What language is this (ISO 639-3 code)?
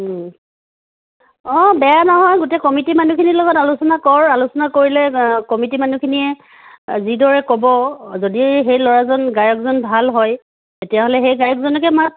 asm